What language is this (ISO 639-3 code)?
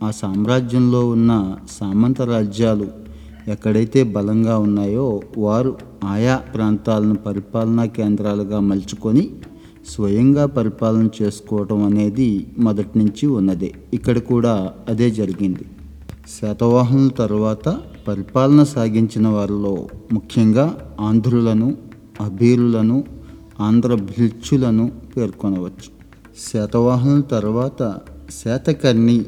tel